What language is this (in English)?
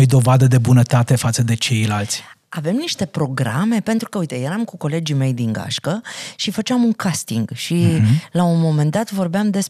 Romanian